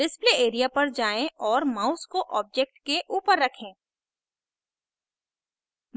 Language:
Hindi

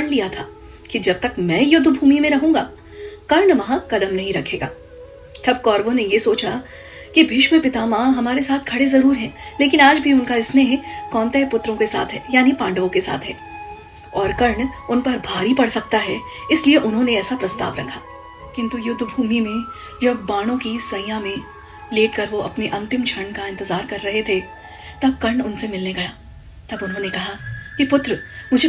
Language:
Hindi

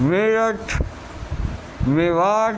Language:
Urdu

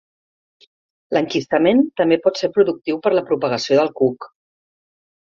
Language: Catalan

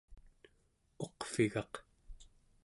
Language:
Central Yupik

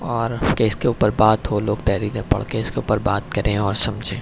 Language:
Urdu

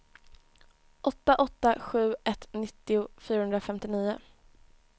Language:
Swedish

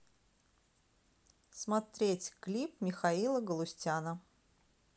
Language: Russian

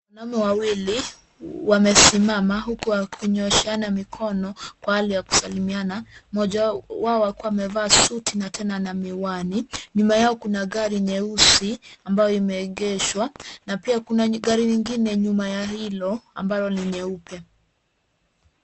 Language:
Swahili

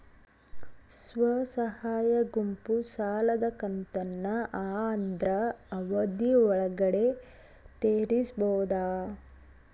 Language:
Kannada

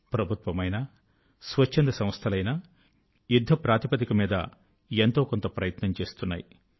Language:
Telugu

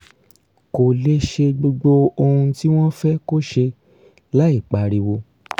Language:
Yoruba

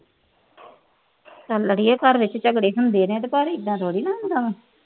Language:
Punjabi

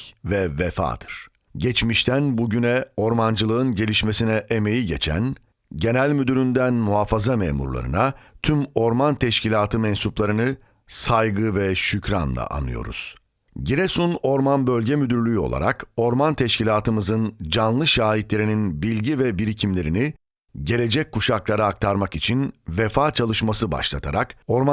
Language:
Turkish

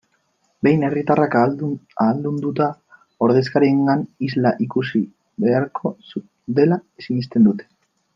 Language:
Basque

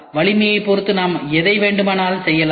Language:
Tamil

